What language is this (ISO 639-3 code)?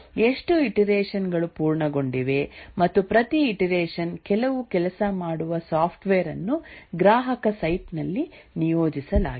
kan